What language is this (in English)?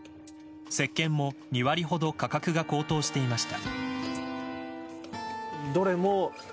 Japanese